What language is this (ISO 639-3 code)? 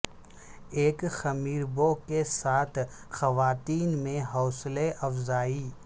urd